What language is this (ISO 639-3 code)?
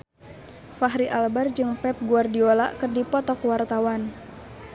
sun